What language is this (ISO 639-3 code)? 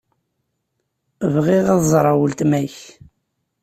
kab